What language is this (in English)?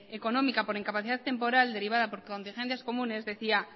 Spanish